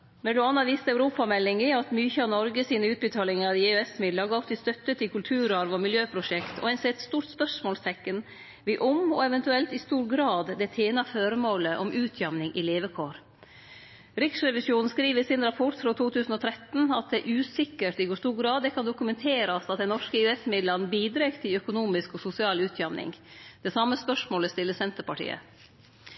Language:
Norwegian Nynorsk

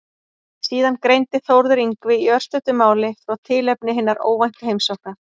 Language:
Icelandic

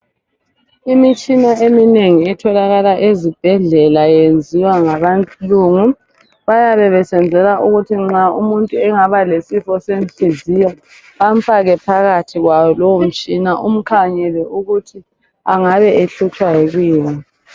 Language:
North Ndebele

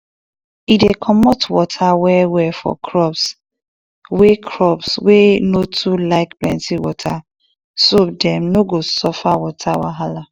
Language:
Nigerian Pidgin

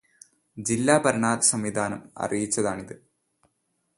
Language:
Malayalam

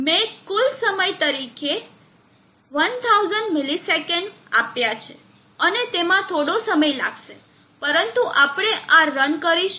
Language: Gujarati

